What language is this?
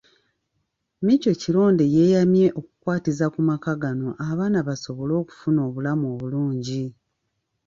Ganda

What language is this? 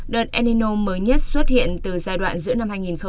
Vietnamese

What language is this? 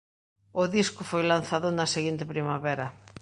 Galician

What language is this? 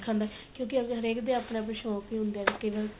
Punjabi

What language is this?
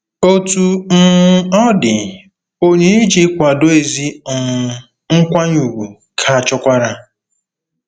Igbo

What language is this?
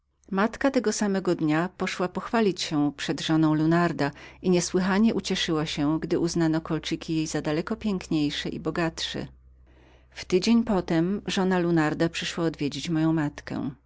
Polish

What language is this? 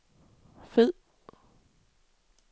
Danish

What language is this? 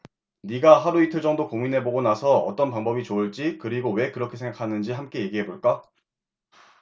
Korean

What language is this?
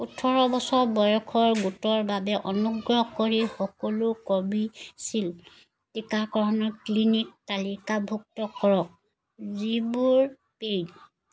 Assamese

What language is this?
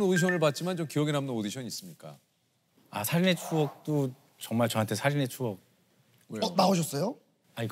Korean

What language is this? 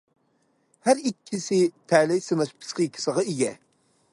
Uyghur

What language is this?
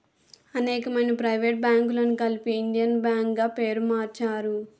Telugu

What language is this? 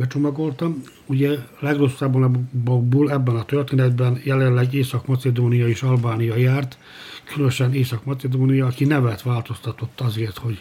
Hungarian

